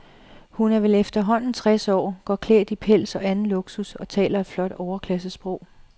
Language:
Danish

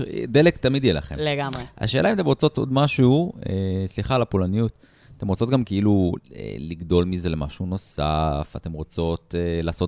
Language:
Hebrew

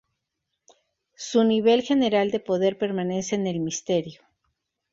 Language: Spanish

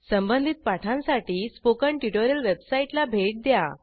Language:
Marathi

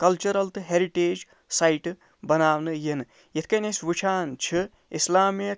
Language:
Kashmiri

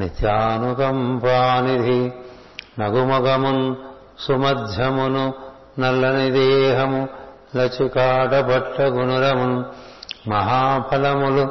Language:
Telugu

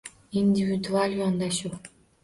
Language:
Uzbek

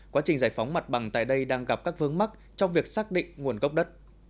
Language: Vietnamese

